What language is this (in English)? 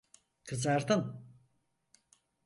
Turkish